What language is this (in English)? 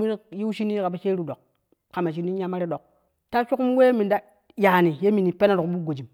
Kushi